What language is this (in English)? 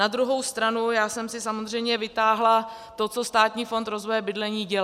Czech